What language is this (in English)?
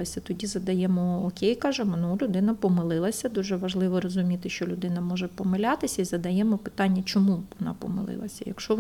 Ukrainian